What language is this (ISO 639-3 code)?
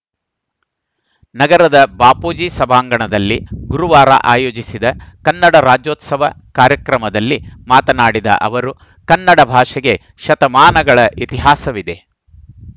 kan